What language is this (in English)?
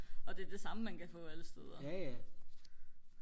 Danish